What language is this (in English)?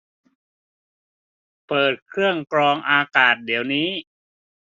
Thai